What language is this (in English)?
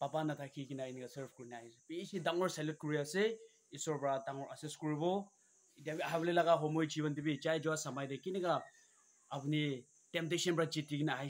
Bangla